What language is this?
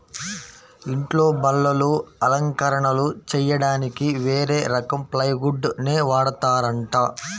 Telugu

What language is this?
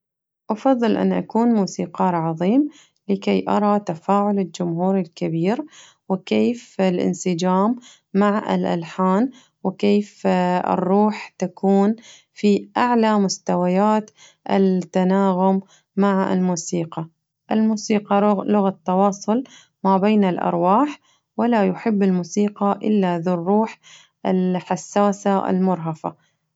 Najdi Arabic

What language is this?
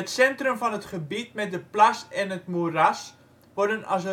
Dutch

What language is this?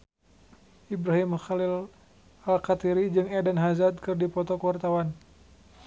Sundanese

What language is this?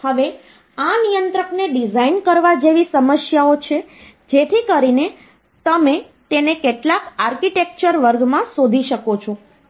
Gujarati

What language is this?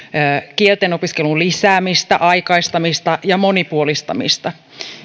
Finnish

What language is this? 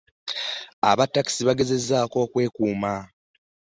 Ganda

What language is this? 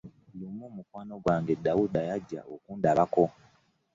Ganda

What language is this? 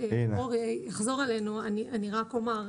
Hebrew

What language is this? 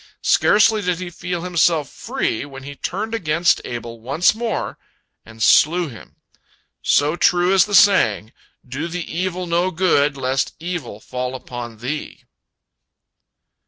English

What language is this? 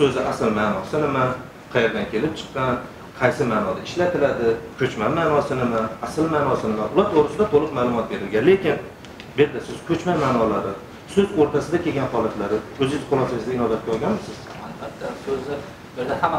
Turkish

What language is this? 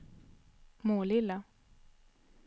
Swedish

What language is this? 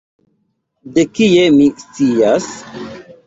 Esperanto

